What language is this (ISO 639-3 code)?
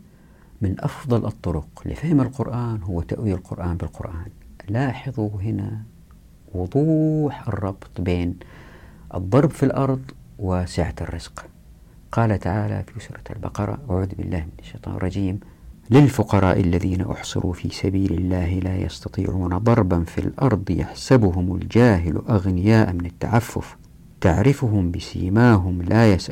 ara